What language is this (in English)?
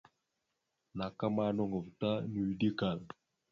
Mada (Cameroon)